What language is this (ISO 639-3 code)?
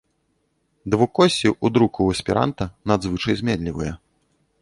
bel